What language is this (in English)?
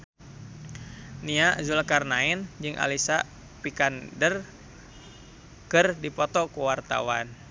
Sundanese